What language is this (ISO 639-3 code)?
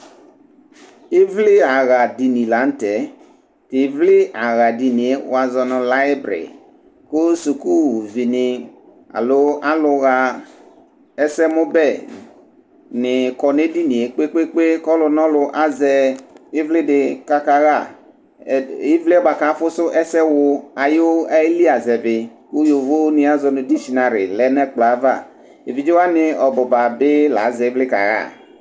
kpo